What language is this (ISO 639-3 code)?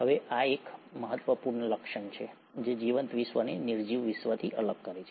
guj